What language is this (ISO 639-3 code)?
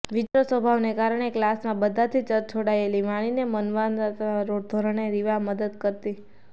guj